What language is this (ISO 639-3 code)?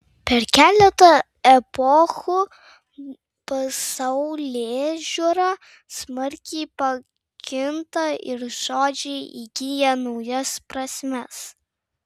lit